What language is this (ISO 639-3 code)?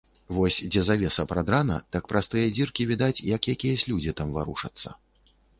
bel